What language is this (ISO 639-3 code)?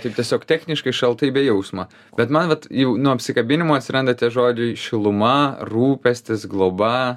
lit